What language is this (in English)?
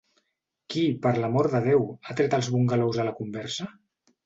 Catalan